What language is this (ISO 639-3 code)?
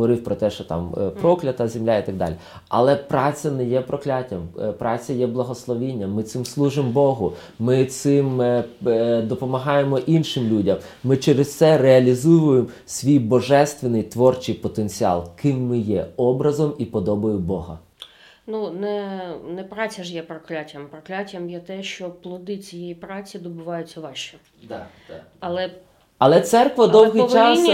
ukr